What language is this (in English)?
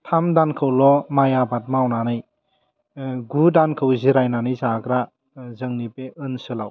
Bodo